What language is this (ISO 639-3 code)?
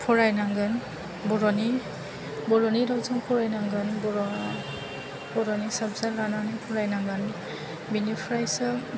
brx